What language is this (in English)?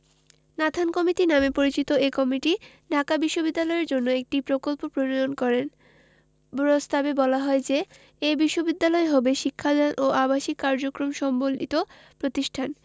Bangla